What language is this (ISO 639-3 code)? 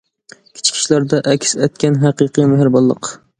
uig